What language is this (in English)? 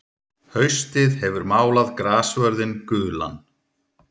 Icelandic